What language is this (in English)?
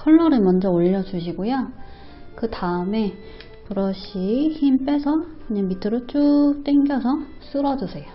Korean